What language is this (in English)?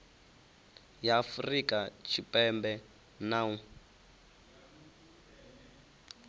Venda